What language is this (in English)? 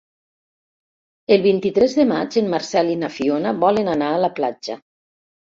Catalan